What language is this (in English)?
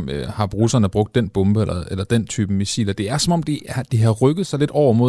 Danish